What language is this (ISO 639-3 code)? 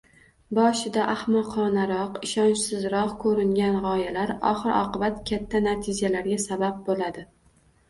uzb